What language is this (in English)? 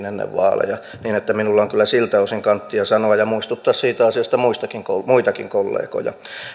Finnish